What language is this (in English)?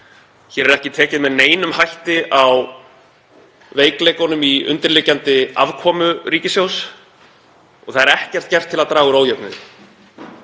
Icelandic